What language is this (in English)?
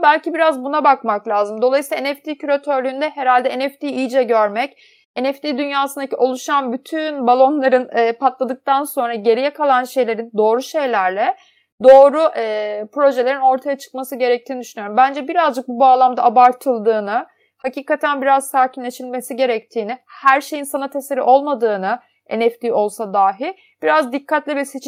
Turkish